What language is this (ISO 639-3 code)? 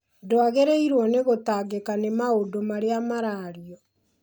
kik